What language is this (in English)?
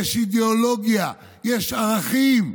Hebrew